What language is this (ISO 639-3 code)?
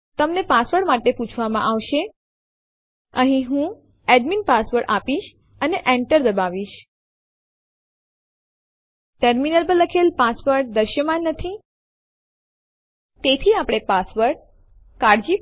guj